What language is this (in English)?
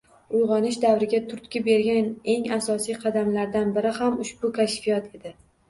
Uzbek